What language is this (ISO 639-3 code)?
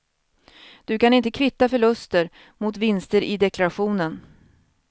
swe